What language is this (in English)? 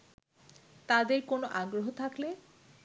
Bangla